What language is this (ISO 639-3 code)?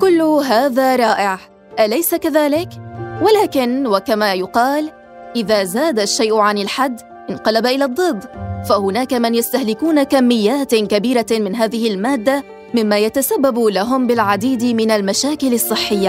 ara